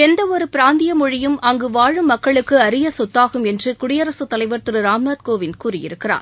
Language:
Tamil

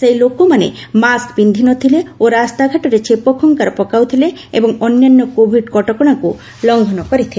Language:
Odia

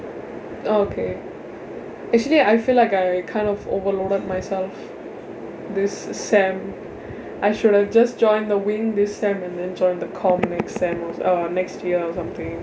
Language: English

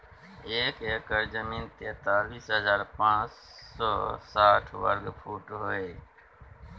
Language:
Maithili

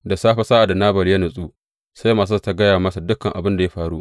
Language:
Hausa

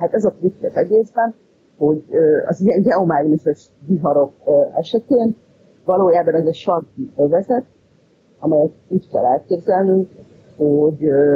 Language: Hungarian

